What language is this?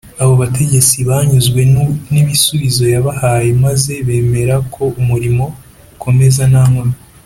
Kinyarwanda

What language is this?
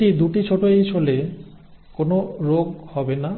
Bangla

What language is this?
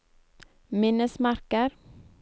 Norwegian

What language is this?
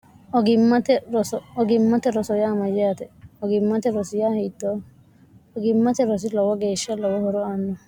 Sidamo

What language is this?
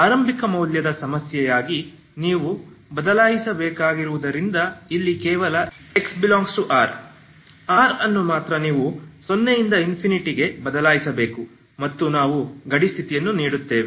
Kannada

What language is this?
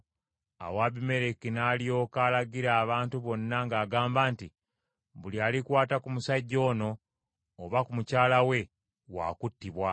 Ganda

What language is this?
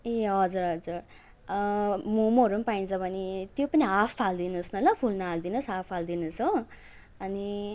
Nepali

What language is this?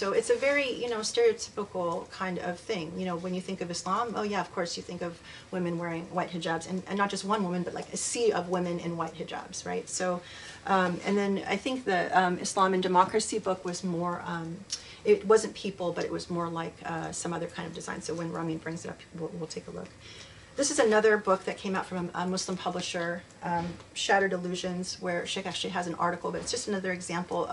English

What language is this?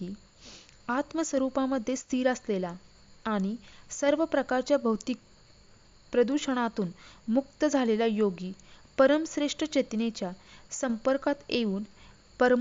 Marathi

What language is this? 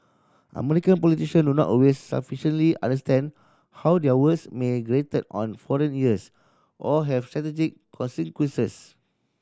English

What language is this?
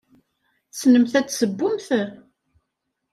Kabyle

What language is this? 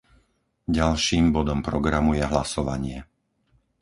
Slovak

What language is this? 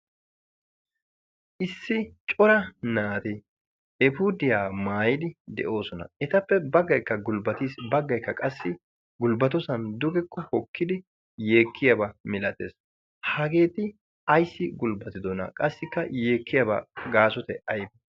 Wolaytta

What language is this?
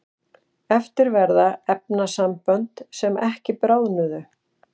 Icelandic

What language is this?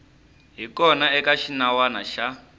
Tsonga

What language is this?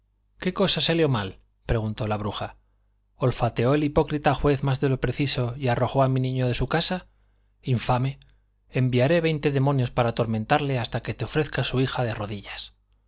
Spanish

